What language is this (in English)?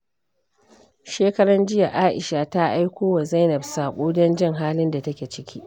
Hausa